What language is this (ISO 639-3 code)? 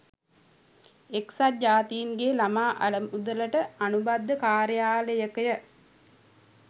sin